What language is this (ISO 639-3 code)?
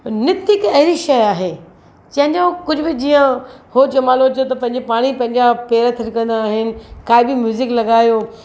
snd